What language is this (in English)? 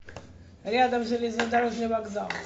Russian